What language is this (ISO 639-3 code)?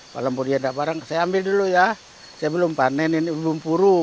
ind